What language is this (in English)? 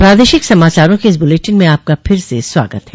Hindi